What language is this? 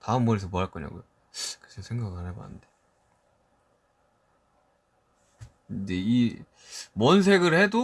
Korean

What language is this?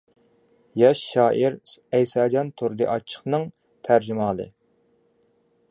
Uyghur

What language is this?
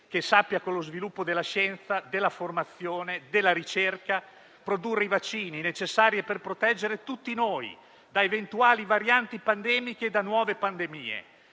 Italian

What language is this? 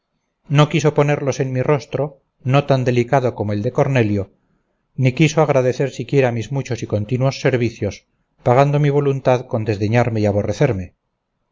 Spanish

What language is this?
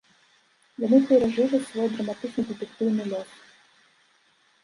Belarusian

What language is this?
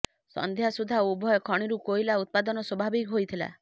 Odia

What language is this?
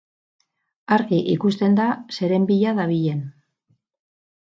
Basque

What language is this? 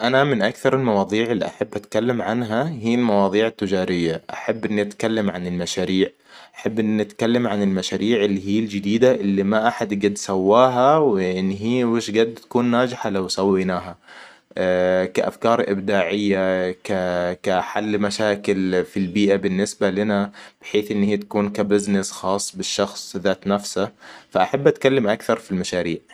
Hijazi Arabic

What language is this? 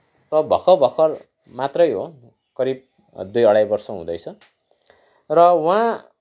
Nepali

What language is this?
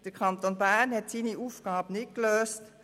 Swiss German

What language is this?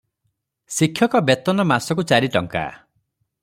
Odia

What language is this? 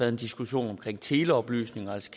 Danish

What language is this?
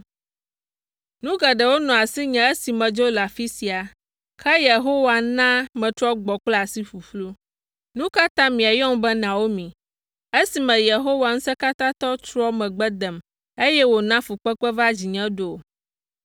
Ewe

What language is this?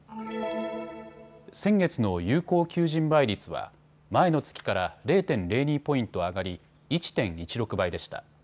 Japanese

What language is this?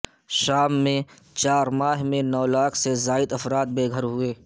Urdu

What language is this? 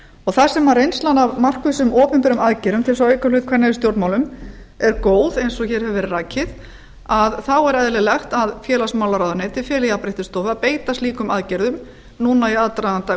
Icelandic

